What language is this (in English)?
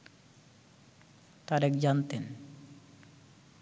Bangla